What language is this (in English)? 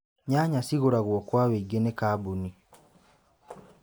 Kikuyu